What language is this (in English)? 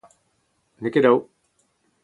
Breton